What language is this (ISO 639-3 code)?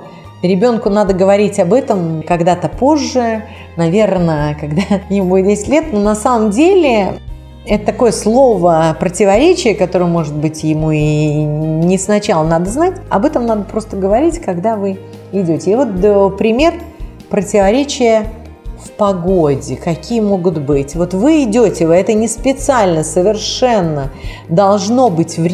rus